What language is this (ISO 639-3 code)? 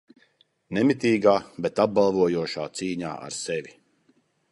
lav